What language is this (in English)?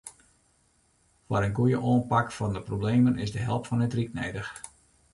Western Frisian